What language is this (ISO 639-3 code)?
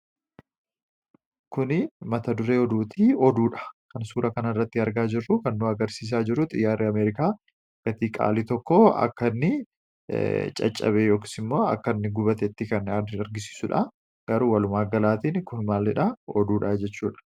orm